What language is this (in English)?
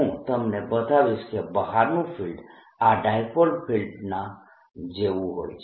Gujarati